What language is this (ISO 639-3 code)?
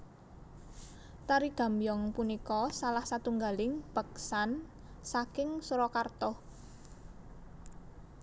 jav